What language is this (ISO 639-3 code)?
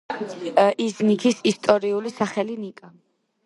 kat